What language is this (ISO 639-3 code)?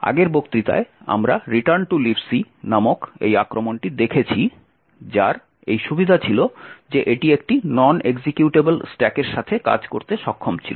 ben